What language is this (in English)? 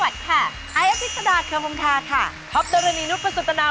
Thai